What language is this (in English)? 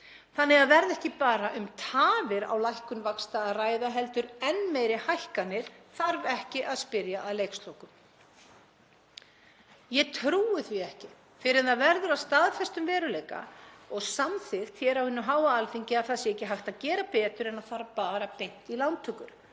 Icelandic